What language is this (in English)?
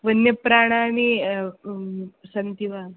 Sanskrit